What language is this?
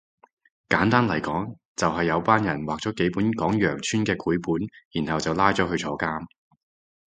Cantonese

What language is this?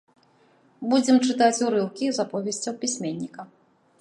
Belarusian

